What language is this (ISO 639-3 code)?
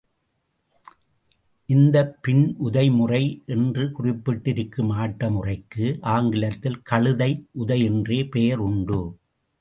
tam